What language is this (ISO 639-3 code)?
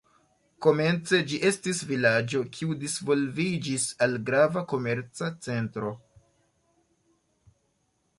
epo